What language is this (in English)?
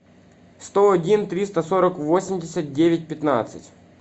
Russian